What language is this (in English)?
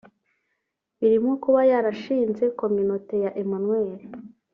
Kinyarwanda